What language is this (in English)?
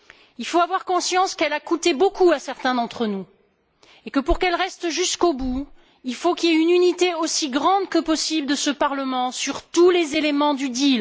French